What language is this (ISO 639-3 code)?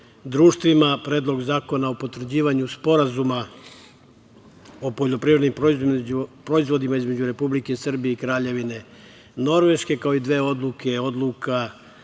srp